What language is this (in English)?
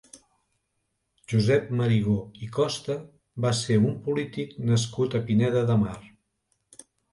Catalan